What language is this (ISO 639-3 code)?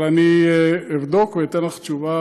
heb